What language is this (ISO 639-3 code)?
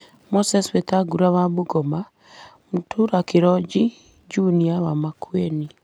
kik